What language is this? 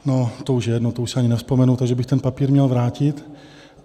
Czech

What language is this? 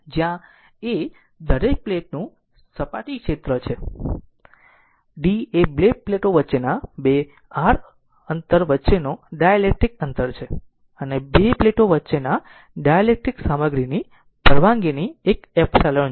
Gujarati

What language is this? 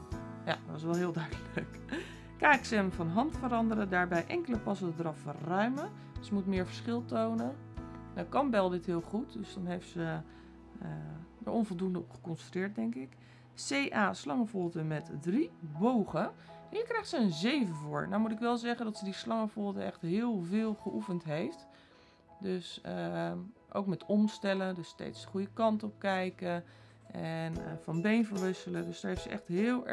Dutch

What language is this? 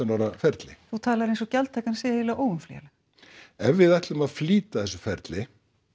Icelandic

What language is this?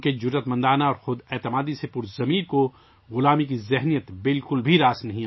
Urdu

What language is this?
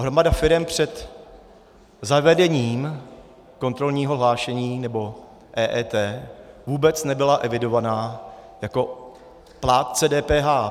Czech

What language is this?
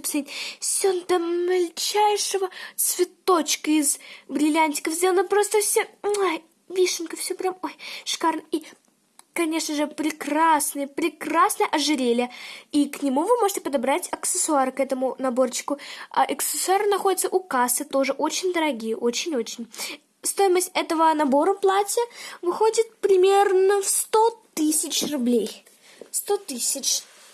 Russian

